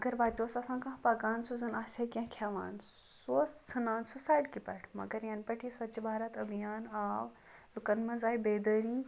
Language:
Kashmiri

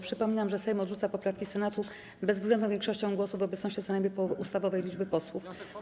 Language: Polish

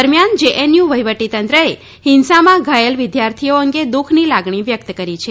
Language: Gujarati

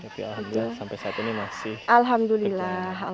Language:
Indonesian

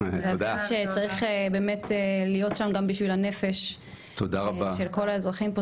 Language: Hebrew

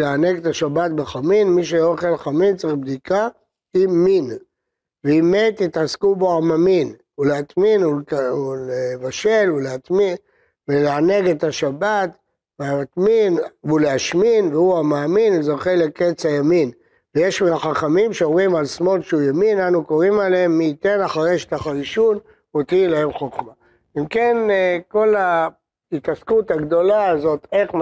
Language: Hebrew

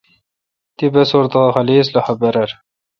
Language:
Kalkoti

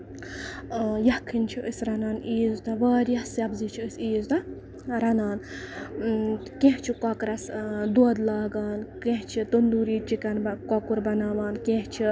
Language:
Kashmiri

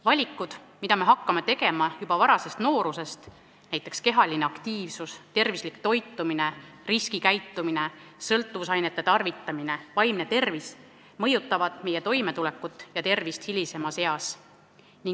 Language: Estonian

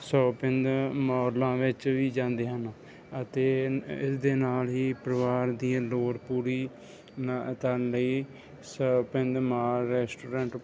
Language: Punjabi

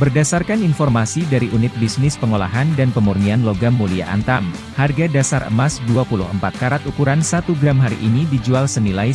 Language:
Indonesian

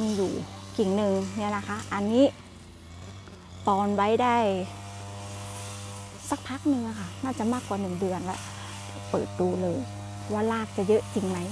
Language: Thai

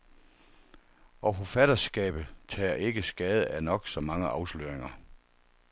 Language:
Danish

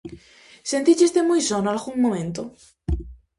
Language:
Galician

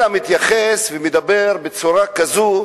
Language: Hebrew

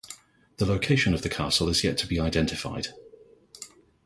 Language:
English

